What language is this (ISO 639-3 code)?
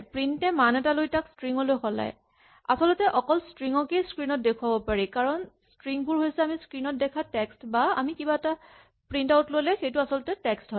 asm